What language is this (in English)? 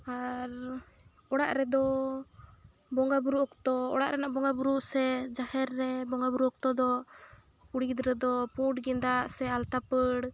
Santali